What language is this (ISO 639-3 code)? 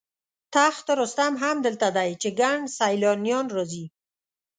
pus